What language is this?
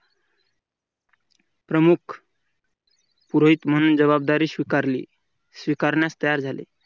Marathi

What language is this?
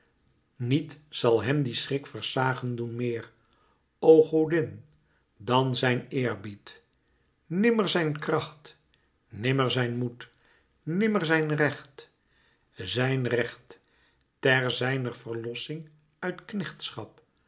Dutch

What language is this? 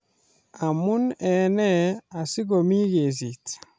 Kalenjin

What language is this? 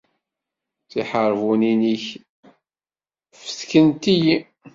Kabyle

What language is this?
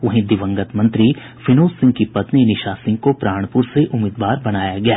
Hindi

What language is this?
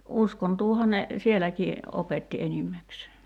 Finnish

